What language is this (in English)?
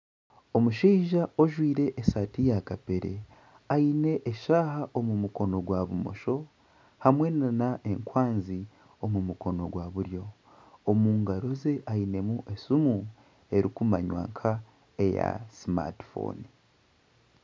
Nyankole